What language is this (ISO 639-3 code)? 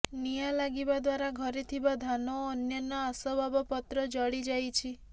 ori